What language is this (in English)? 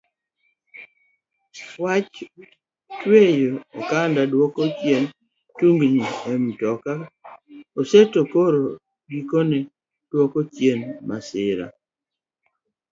Luo (Kenya and Tanzania)